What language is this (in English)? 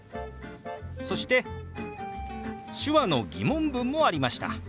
Japanese